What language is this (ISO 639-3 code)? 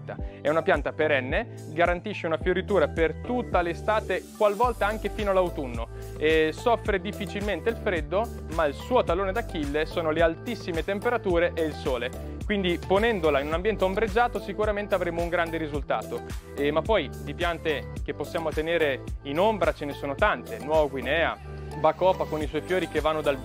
ita